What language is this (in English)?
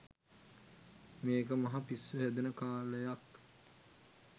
Sinhala